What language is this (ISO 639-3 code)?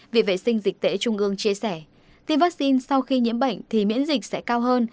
vie